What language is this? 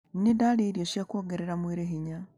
Kikuyu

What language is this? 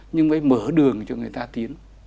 Vietnamese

